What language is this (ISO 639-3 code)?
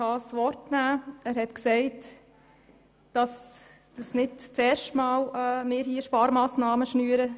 gsw